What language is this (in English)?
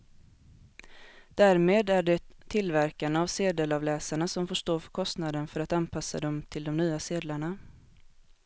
Swedish